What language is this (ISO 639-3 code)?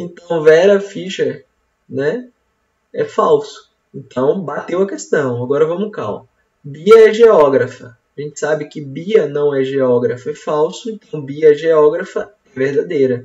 por